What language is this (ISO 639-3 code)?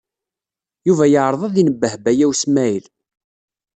kab